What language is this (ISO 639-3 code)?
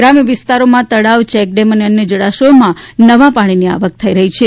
guj